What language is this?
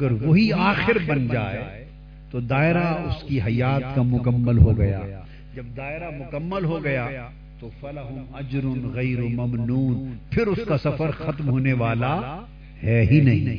Urdu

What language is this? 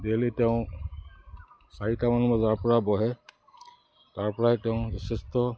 Assamese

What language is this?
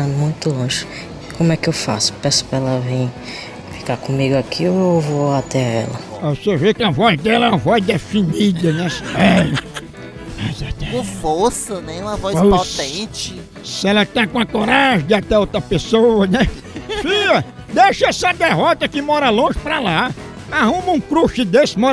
Portuguese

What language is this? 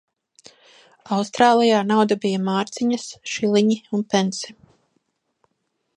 Latvian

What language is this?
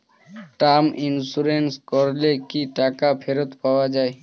Bangla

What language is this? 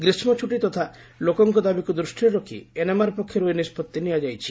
Odia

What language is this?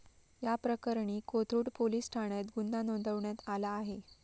Marathi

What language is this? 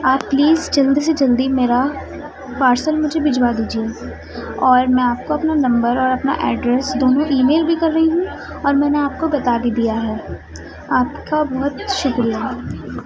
Urdu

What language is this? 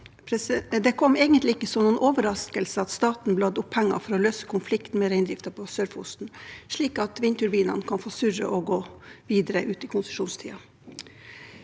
Norwegian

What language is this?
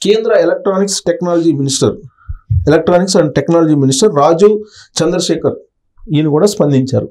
Telugu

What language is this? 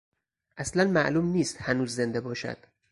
Persian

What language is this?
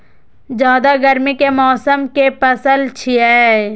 Maithili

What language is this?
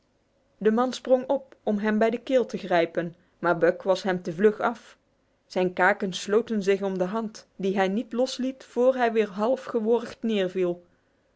Dutch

